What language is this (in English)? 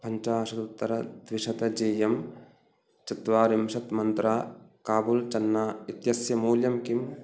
Sanskrit